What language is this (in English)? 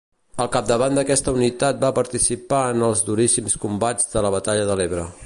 Catalan